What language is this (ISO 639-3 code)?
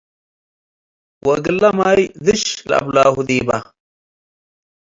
tig